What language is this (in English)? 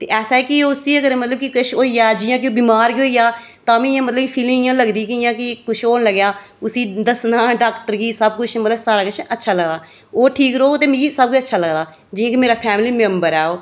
Dogri